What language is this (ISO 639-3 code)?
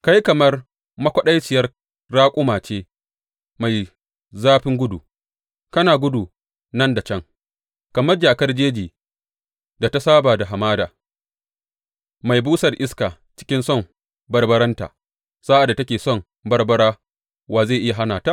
hau